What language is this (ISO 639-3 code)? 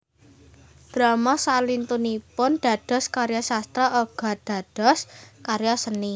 jav